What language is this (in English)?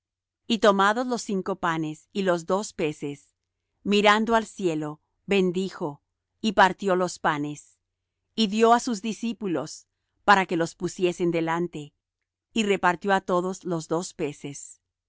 Spanish